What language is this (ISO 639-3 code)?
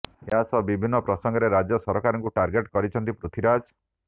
ori